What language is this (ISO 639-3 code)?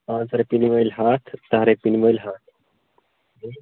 kas